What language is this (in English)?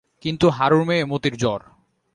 Bangla